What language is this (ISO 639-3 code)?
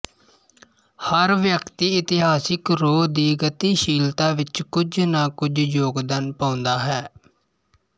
pan